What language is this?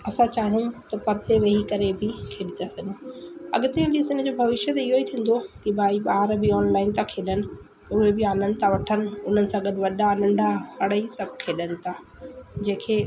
Sindhi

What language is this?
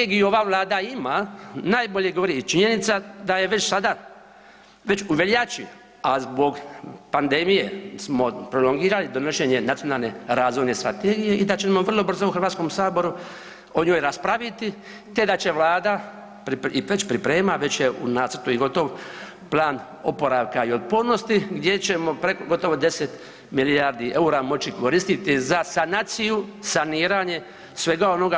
Croatian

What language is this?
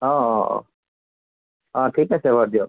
Assamese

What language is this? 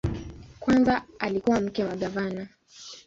Swahili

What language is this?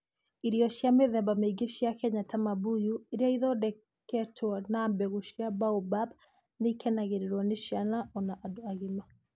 Kikuyu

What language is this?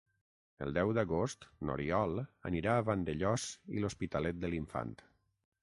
Catalan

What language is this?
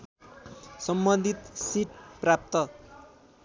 Nepali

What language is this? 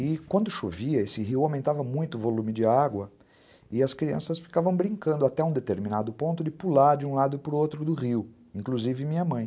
Portuguese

